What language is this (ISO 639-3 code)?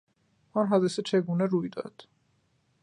fas